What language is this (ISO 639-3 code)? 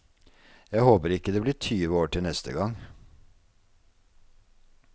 nor